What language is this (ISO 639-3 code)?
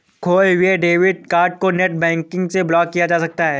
hin